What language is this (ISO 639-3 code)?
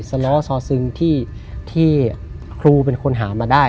tha